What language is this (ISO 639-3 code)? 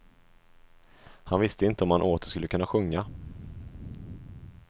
swe